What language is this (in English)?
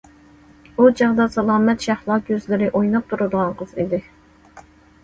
Uyghur